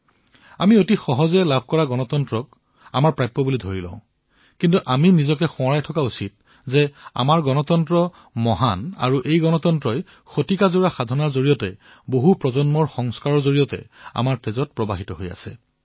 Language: Assamese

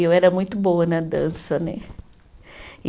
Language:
Portuguese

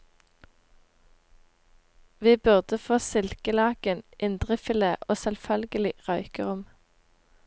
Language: Norwegian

